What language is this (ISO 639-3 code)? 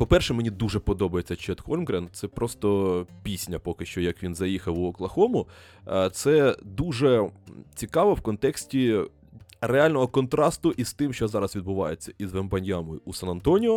ukr